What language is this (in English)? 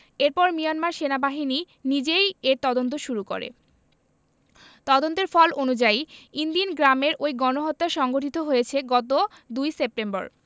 Bangla